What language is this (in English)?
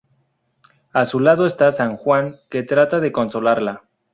Spanish